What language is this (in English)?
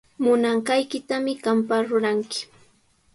Sihuas Ancash Quechua